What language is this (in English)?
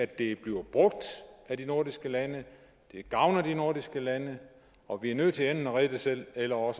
Danish